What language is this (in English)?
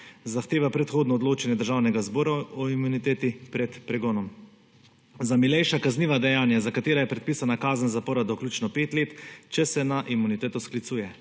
Slovenian